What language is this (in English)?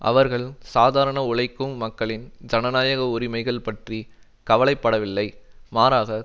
Tamil